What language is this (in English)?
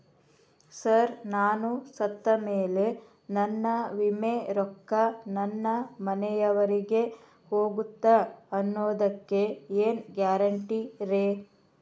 Kannada